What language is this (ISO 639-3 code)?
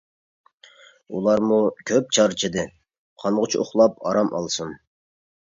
uig